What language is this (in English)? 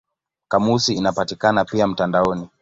Swahili